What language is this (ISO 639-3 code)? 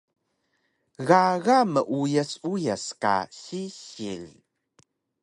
trv